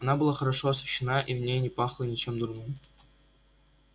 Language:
Russian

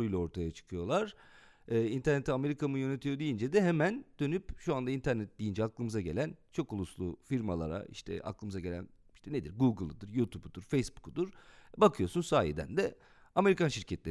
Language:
Turkish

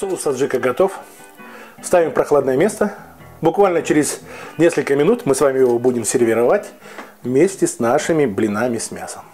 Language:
Russian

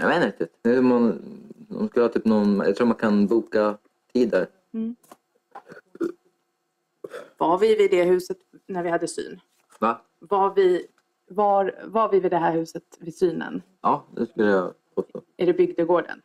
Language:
Swedish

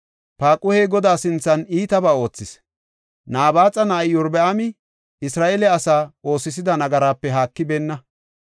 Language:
Gofa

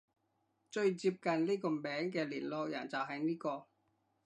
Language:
Cantonese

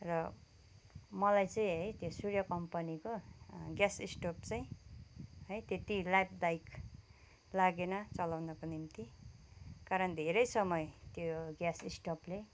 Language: Nepali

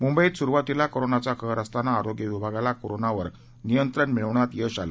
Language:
Marathi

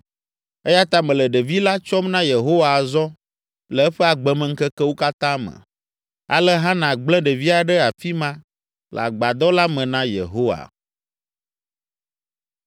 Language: Ewe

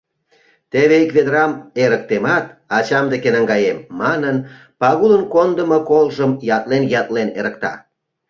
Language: Mari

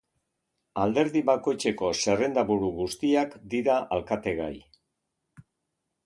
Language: Basque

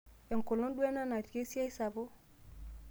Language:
Masai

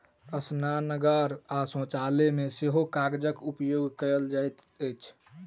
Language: Maithili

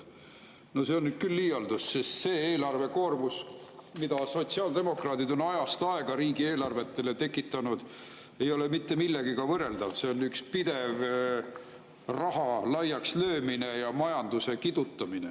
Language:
Estonian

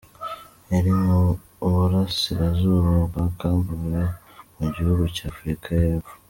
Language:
Kinyarwanda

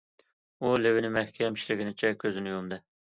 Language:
Uyghur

